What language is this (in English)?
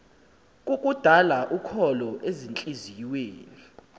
Xhosa